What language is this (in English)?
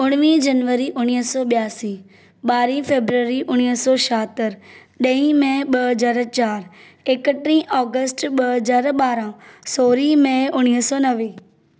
Sindhi